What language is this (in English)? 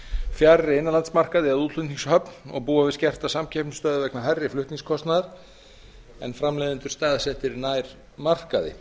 Icelandic